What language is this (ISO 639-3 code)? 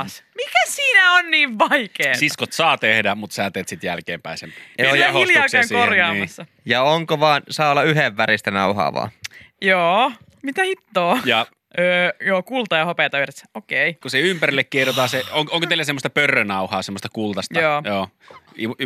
fin